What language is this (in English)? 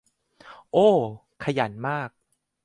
Thai